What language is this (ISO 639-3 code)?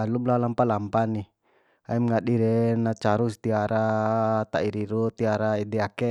bhp